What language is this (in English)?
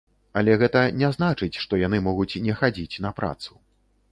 Belarusian